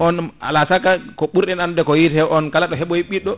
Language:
Fula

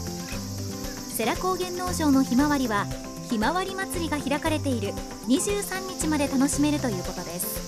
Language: Japanese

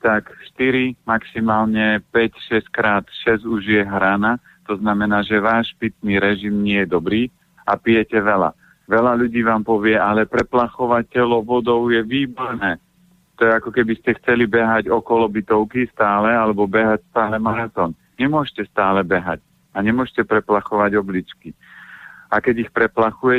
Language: Slovak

